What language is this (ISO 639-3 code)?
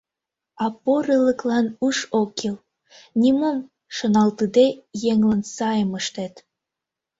chm